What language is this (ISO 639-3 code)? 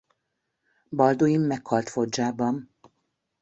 hun